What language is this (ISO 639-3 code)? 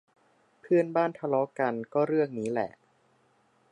tha